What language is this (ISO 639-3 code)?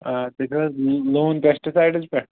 kas